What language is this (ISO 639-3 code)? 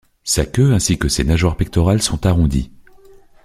fra